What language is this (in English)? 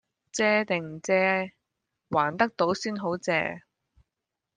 Cantonese